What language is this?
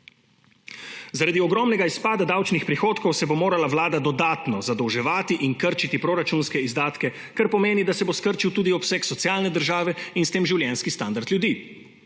Slovenian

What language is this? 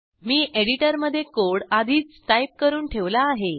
Marathi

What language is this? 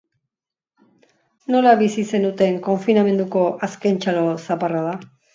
Basque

